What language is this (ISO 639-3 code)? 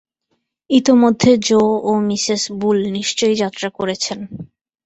ben